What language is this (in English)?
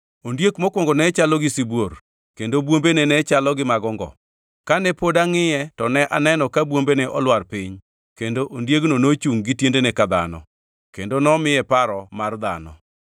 Luo (Kenya and Tanzania)